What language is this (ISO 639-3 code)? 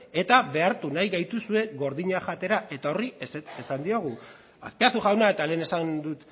eus